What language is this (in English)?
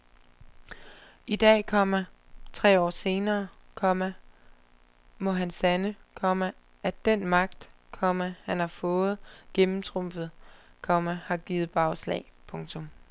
Danish